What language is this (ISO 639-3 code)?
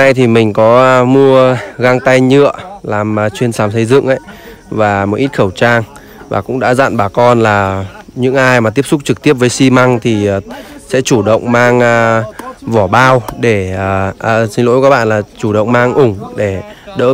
vie